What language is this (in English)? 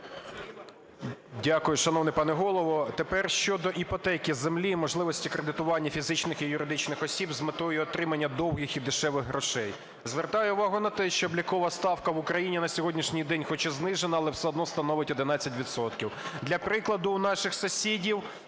Ukrainian